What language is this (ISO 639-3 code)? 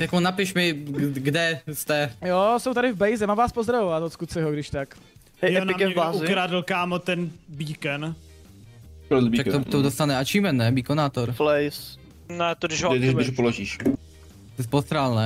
ces